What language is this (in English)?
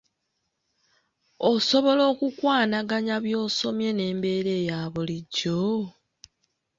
Ganda